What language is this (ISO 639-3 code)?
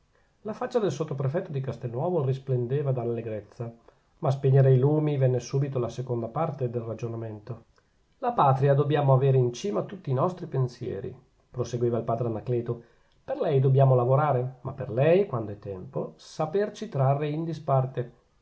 ita